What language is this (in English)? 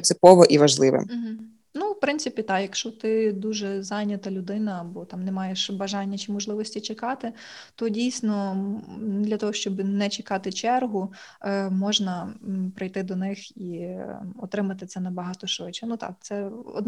Ukrainian